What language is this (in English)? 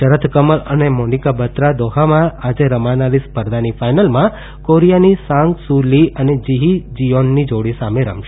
Gujarati